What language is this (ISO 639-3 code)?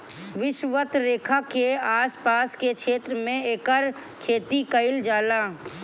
bho